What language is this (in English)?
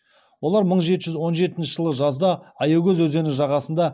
Kazakh